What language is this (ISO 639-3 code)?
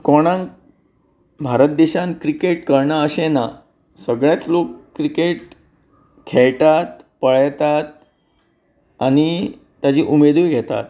kok